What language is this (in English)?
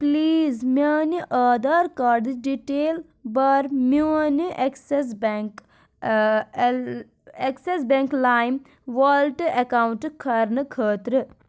Kashmiri